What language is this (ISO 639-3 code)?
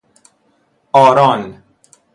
fas